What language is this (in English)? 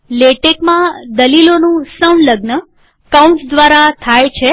Gujarati